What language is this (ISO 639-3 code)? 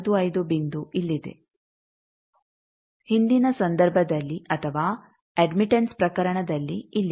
kan